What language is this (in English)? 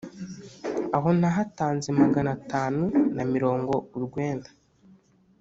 Kinyarwanda